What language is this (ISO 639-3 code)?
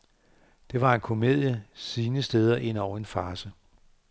dan